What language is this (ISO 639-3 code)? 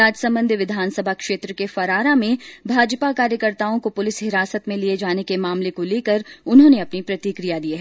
hin